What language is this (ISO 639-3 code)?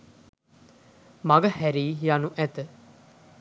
sin